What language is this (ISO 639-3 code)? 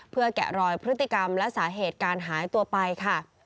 tha